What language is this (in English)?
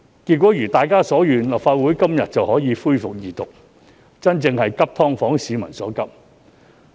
Cantonese